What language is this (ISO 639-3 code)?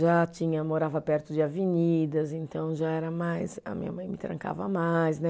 por